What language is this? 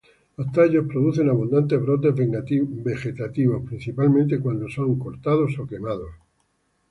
Spanish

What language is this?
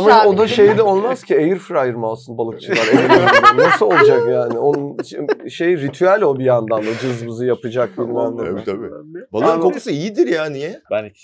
Turkish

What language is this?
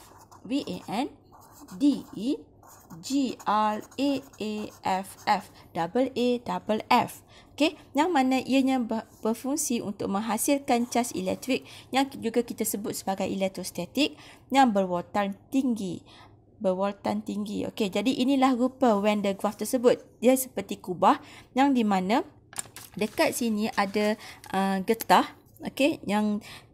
Malay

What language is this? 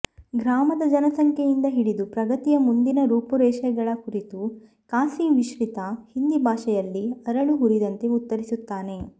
Kannada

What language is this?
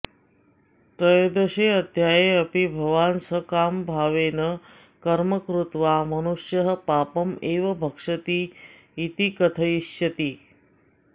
Sanskrit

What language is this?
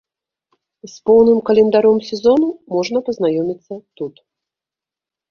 Belarusian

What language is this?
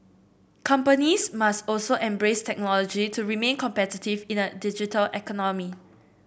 English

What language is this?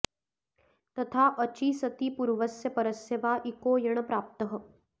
Sanskrit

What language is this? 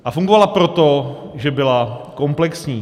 Czech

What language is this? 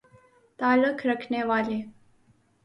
Urdu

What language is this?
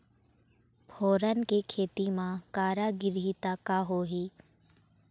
Chhattisgarhi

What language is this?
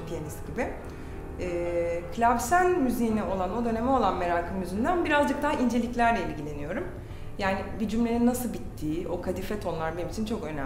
Turkish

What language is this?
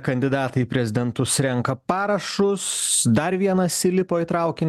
Lithuanian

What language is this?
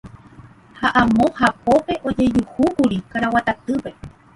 Guarani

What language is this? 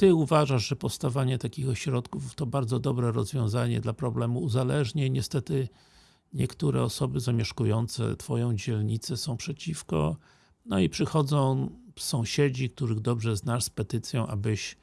Polish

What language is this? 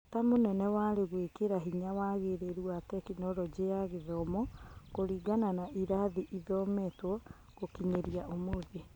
Kikuyu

